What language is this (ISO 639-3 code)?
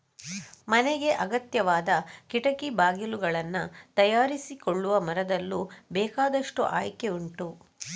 kan